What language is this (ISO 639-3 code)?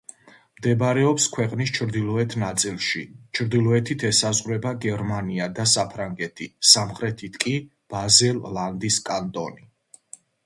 kat